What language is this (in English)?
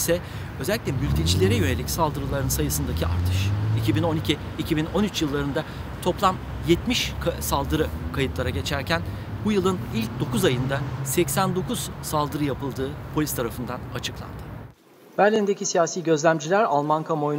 Turkish